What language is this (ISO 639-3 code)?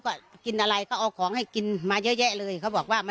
tha